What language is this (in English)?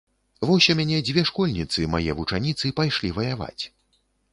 Belarusian